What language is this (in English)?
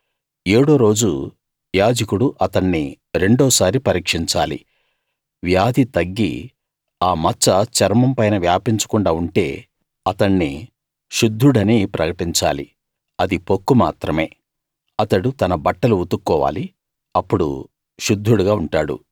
Telugu